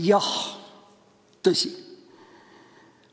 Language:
Estonian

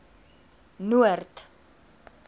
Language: Afrikaans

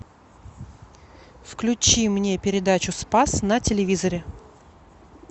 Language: Russian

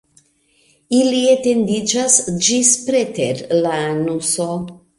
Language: Esperanto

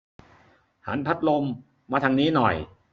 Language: Thai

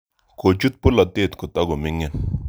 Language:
Kalenjin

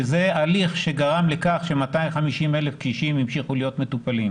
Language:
Hebrew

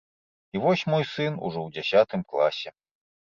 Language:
Belarusian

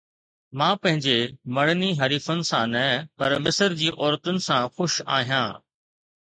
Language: Sindhi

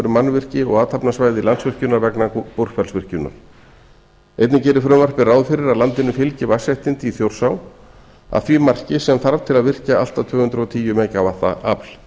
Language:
Icelandic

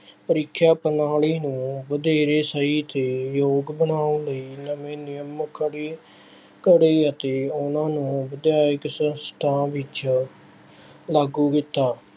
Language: Punjabi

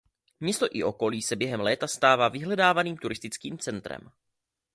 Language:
Czech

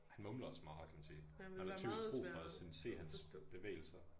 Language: Danish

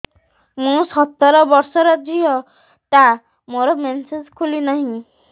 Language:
Odia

